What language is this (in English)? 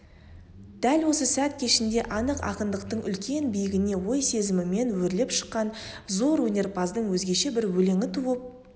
Kazakh